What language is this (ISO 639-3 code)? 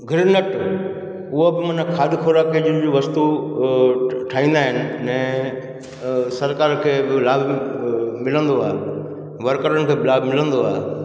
snd